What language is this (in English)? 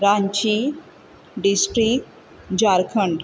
Konkani